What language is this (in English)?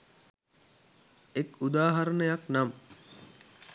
Sinhala